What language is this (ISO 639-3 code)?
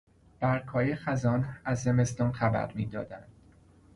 fas